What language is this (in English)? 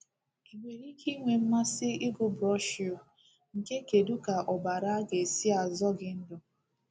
Igbo